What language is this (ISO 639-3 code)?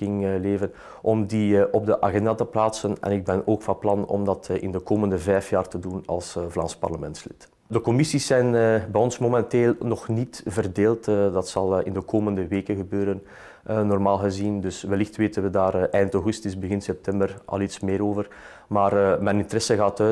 nld